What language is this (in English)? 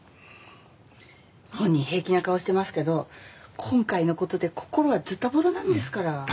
Japanese